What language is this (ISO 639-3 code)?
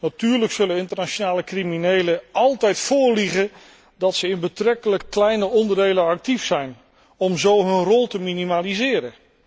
nld